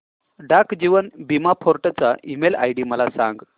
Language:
Marathi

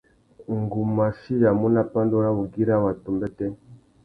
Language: Tuki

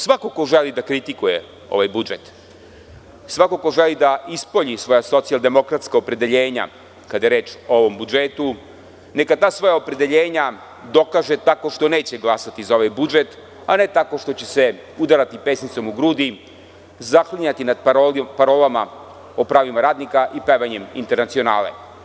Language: Serbian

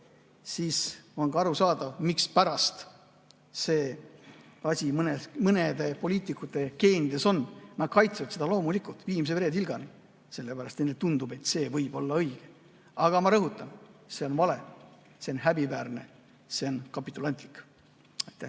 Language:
Estonian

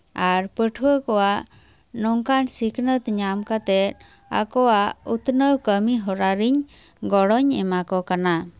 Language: Santali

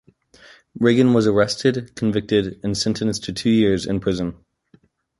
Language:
English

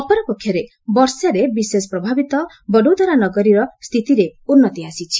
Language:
Odia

